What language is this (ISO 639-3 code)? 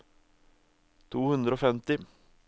nor